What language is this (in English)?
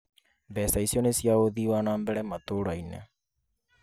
Kikuyu